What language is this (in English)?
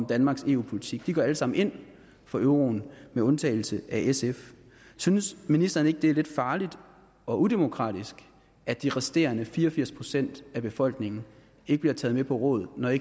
Danish